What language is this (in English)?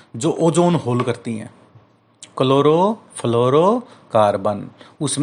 Hindi